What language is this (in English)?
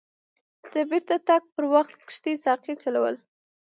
Pashto